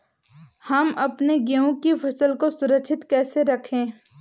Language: Hindi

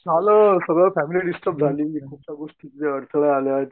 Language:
Marathi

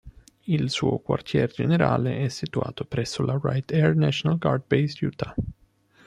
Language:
Italian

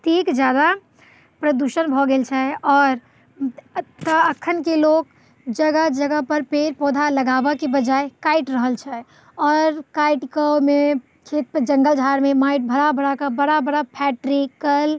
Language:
Maithili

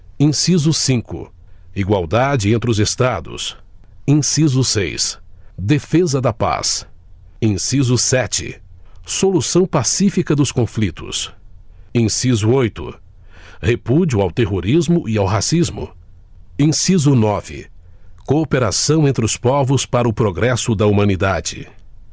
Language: Portuguese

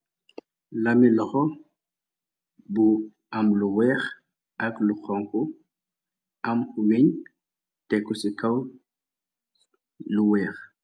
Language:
Wolof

